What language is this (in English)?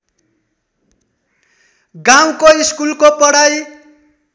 Nepali